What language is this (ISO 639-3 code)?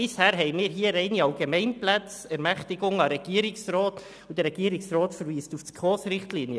gsw